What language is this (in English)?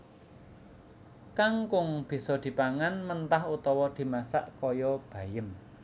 Javanese